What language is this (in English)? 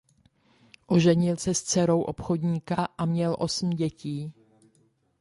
Czech